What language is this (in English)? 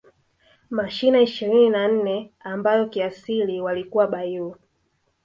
Swahili